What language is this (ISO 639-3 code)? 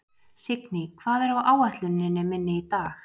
isl